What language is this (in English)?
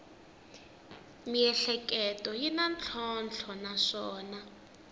Tsonga